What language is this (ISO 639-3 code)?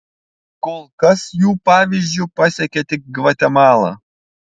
lit